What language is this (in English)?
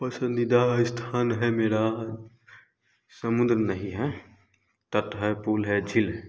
Hindi